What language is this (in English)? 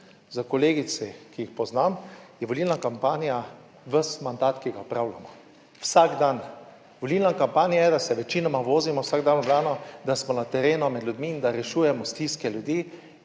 Slovenian